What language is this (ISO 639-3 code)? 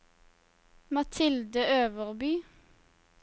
nor